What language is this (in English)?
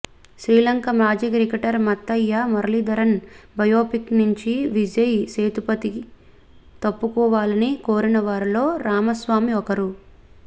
Telugu